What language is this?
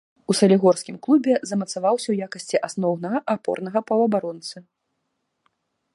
Belarusian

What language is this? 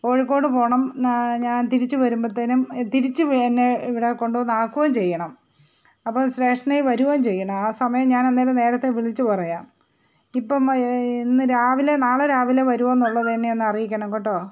Malayalam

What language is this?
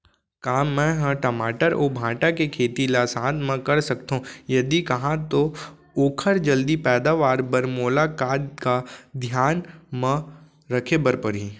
Chhattisgarhi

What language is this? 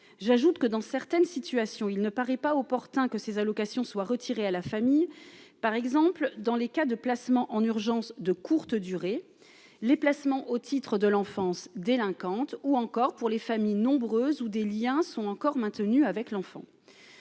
French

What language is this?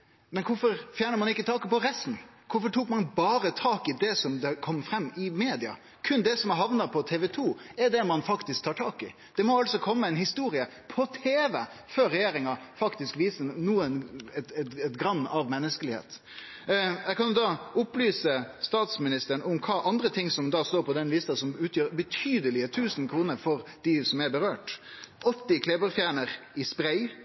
Norwegian Nynorsk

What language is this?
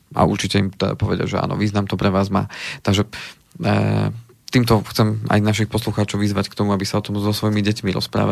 Slovak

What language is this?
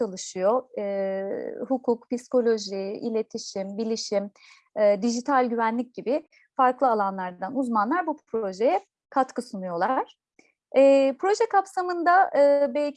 Turkish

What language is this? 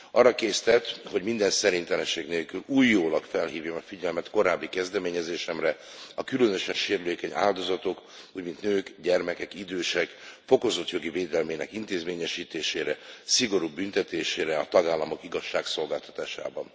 Hungarian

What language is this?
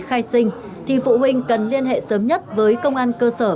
Vietnamese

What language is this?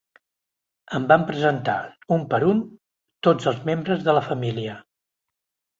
Catalan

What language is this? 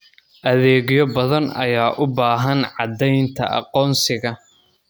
Somali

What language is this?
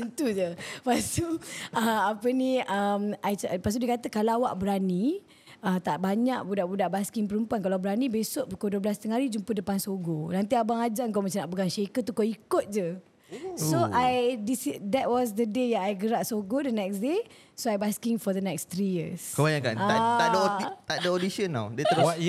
Malay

